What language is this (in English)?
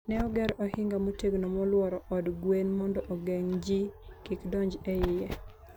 Luo (Kenya and Tanzania)